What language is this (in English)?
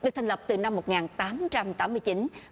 Vietnamese